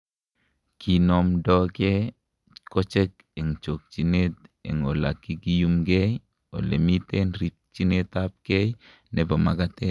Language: Kalenjin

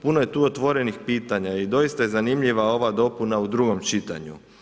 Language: Croatian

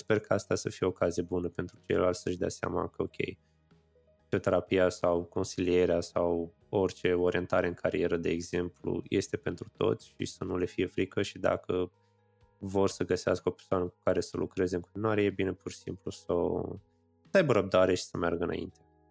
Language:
Romanian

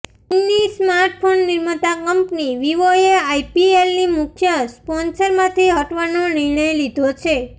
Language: Gujarati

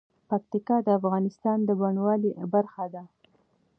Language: Pashto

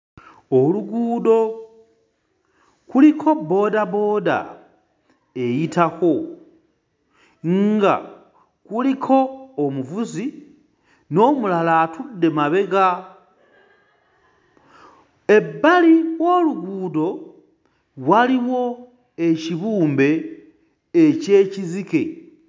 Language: Ganda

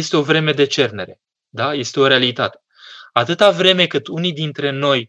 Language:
Romanian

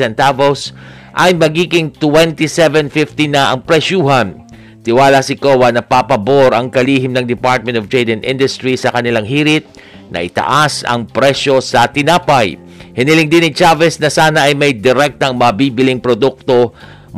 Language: Filipino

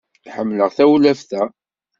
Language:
Kabyle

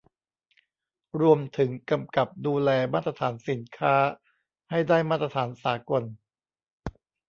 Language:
Thai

